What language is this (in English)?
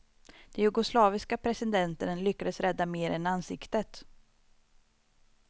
Swedish